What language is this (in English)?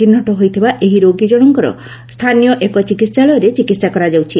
Odia